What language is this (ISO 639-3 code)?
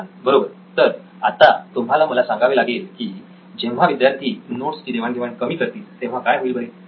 mar